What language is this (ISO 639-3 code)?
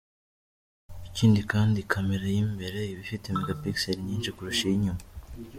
kin